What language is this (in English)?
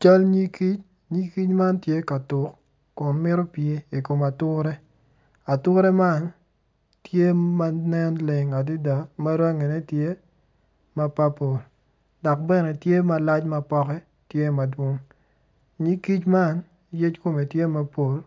Acoli